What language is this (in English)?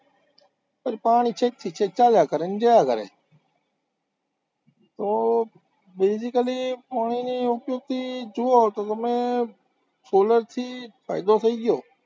Gujarati